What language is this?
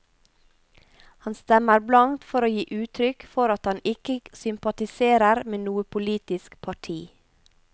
Norwegian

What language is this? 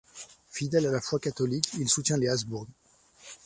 French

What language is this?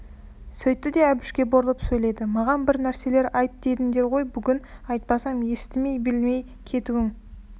Kazakh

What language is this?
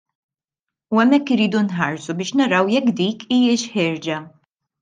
Maltese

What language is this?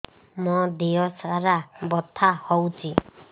Odia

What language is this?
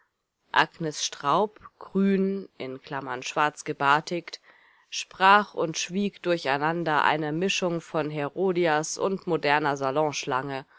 German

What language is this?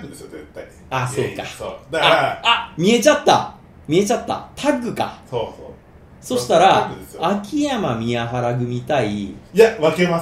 Japanese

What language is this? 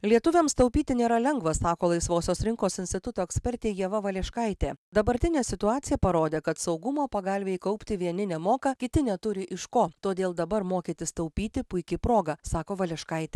Lithuanian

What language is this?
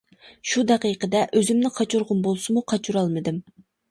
Uyghur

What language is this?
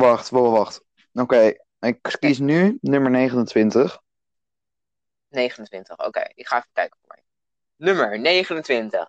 Dutch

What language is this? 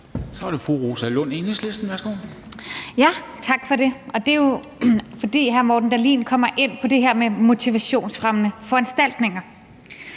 Danish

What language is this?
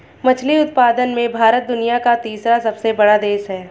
Hindi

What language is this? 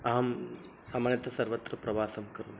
Sanskrit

